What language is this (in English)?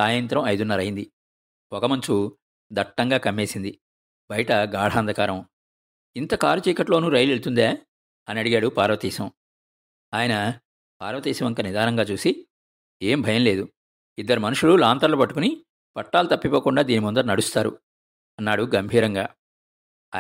Telugu